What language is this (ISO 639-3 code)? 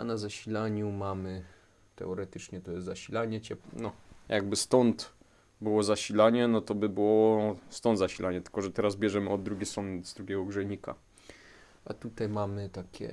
pol